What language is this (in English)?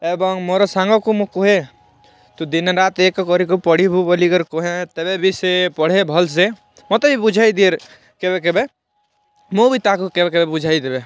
Odia